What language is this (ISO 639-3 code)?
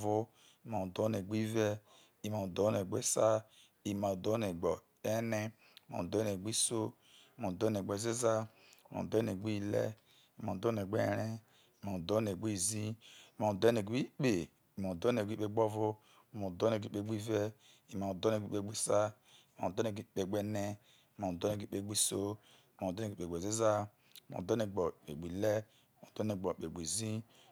iso